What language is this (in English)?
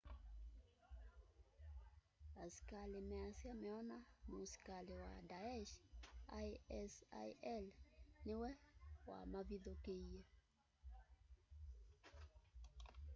Kamba